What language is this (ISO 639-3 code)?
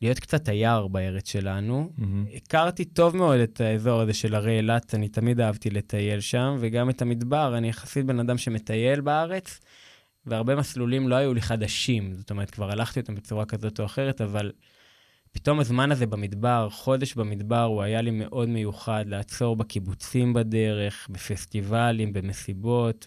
heb